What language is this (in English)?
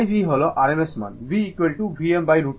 Bangla